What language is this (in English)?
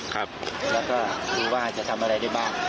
Thai